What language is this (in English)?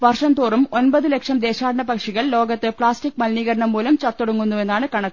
Malayalam